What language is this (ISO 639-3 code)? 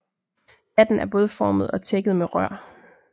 dan